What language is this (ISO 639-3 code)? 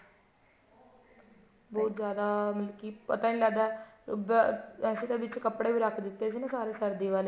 pan